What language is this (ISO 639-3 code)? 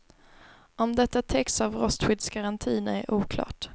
swe